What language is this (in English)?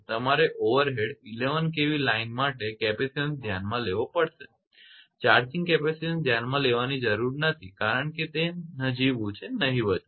Gujarati